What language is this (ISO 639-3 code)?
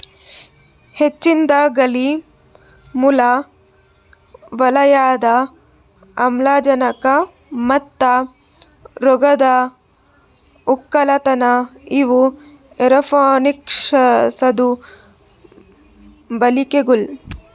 kan